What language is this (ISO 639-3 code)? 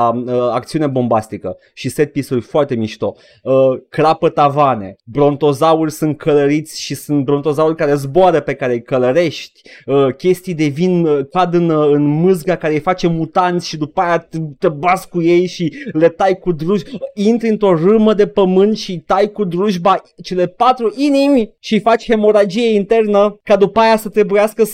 ron